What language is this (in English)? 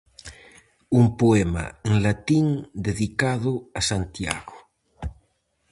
Galician